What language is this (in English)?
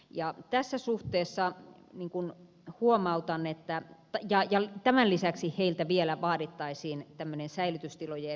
Finnish